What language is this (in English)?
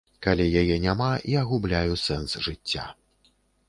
Belarusian